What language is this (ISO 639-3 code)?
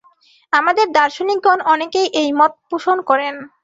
ben